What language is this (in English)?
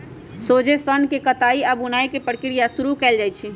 Magahi